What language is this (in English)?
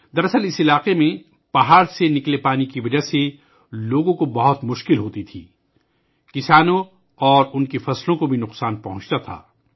Urdu